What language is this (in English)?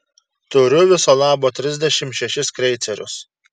Lithuanian